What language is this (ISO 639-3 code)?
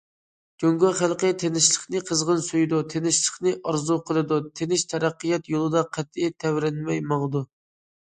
uig